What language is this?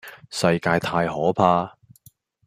Cantonese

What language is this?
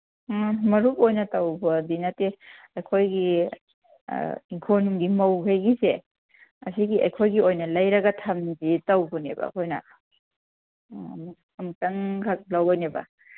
Manipuri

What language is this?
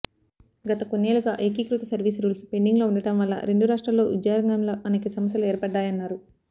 Telugu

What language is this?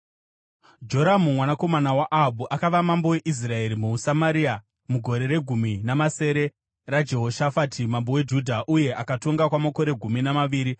Shona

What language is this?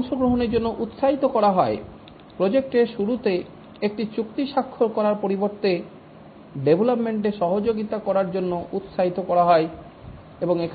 Bangla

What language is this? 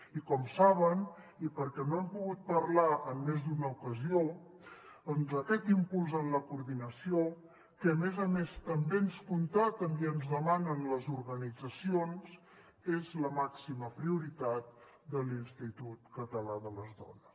Catalan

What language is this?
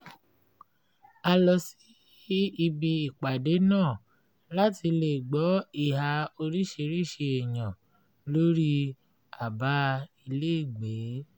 Yoruba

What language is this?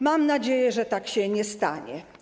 Polish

